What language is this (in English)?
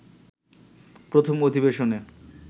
Bangla